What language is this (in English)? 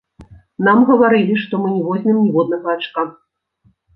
Belarusian